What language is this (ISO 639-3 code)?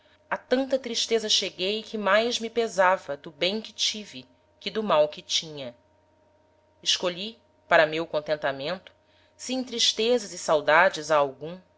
por